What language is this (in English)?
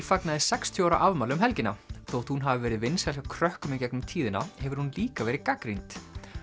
Icelandic